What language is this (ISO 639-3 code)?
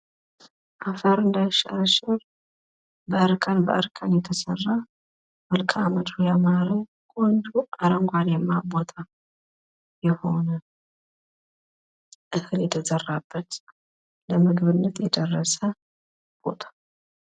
amh